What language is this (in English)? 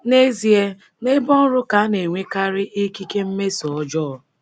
Igbo